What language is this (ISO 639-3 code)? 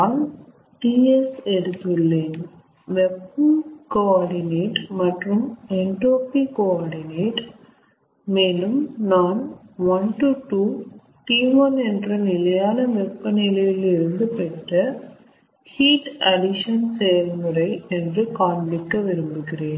tam